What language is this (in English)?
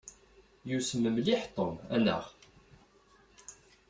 Kabyle